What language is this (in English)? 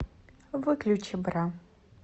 Russian